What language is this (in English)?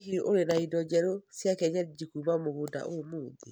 Kikuyu